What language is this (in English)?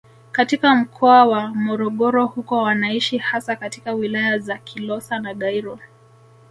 Swahili